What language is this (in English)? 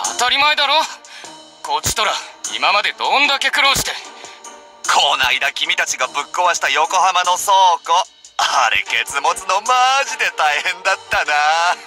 Japanese